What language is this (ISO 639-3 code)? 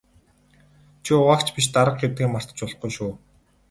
mon